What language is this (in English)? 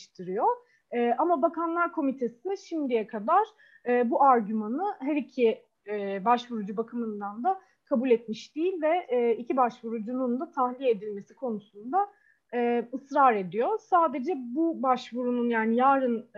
Turkish